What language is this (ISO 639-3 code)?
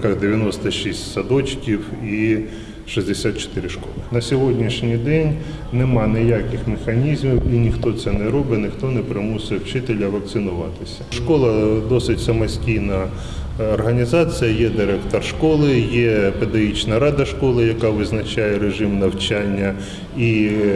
ukr